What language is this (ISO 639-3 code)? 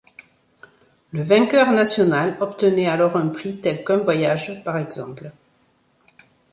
fra